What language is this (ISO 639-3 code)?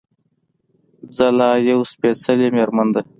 pus